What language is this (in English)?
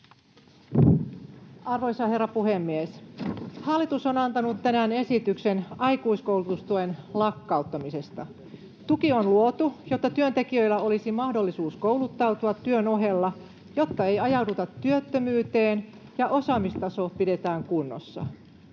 Finnish